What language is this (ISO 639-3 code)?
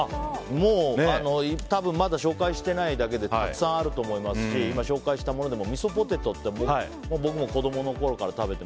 jpn